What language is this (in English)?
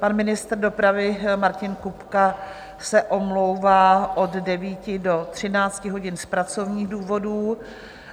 Czech